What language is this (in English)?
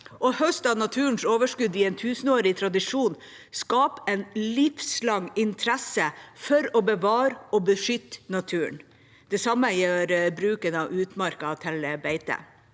Norwegian